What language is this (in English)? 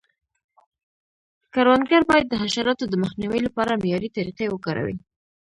Pashto